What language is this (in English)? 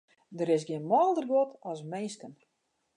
Western Frisian